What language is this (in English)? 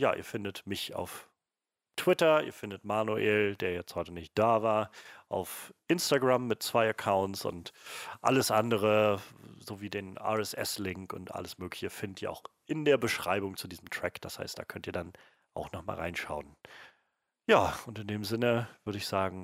German